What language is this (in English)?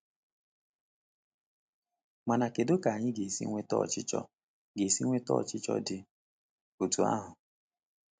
Igbo